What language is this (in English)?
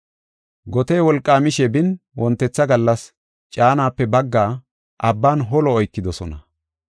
Gofa